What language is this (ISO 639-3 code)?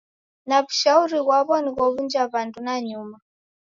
dav